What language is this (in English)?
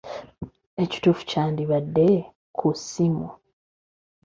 Ganda